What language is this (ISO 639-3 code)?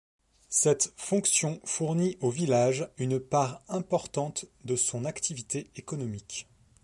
fra